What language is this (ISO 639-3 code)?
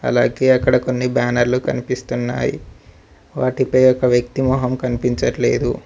tel